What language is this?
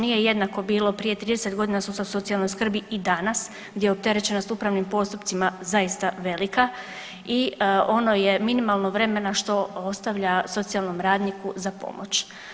Croatian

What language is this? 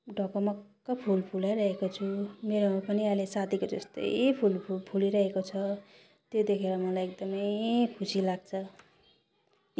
Nepali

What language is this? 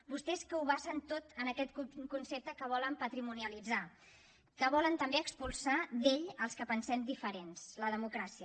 Catalan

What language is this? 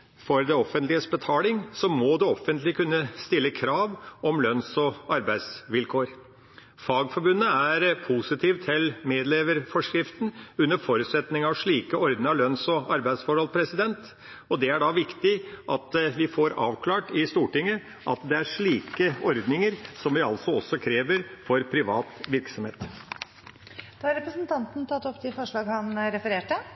Norwegian Bokmål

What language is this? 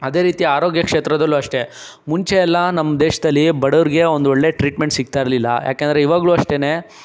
Kannada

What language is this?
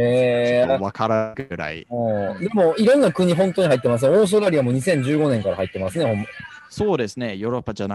Japanese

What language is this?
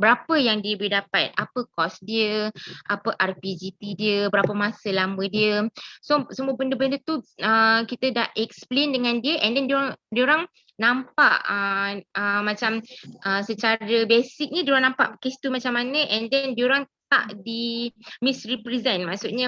Malay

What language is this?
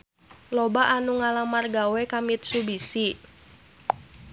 Sundanese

